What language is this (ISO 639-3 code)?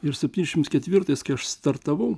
lit